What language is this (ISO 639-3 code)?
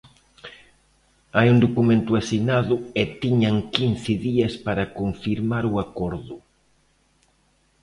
glg